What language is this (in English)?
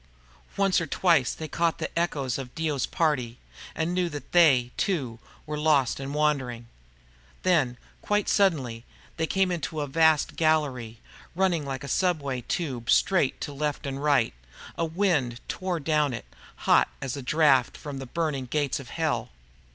English